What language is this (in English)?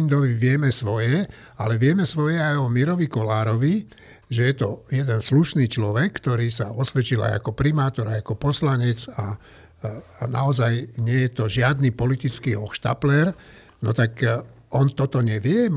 Slovak